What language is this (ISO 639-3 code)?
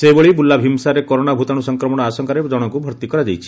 ori